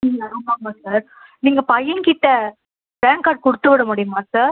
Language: Tamil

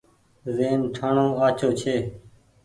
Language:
Goaria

